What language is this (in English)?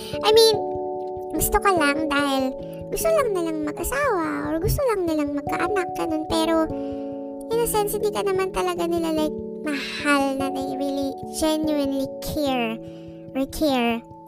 Filipino